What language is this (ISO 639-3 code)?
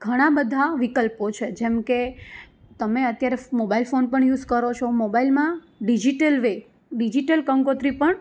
guj